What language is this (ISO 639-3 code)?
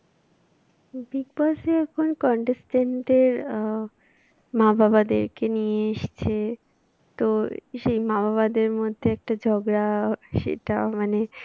ben